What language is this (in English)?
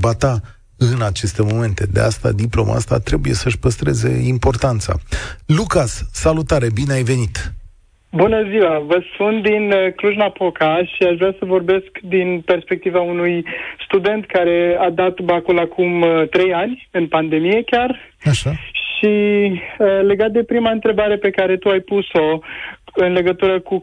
Romanian